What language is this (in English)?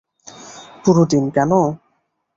Bangla